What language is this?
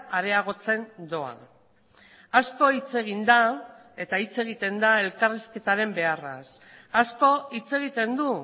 Basque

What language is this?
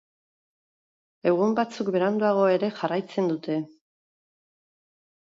Basque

